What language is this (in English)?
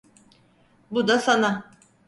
Turkish